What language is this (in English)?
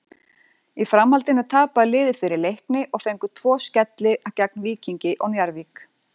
Icelandic